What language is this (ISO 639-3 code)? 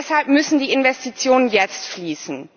deu